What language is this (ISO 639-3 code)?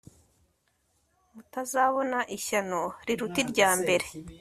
kin